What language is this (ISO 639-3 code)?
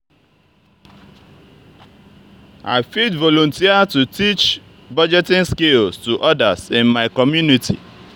pcm